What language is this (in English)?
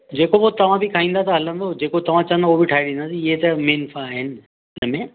Sindhi